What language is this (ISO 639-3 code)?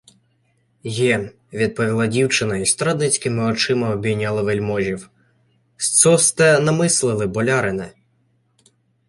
ukr